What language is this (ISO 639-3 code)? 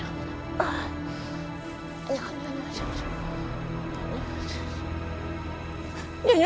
ind